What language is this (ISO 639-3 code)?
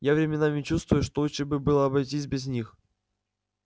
rus